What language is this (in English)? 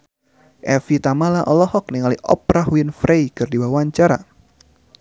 Sundanese